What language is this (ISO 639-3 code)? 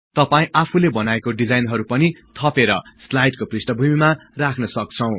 nep